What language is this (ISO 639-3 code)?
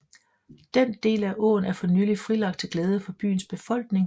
dan